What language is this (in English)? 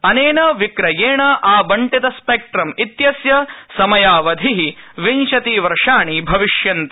Sanskrit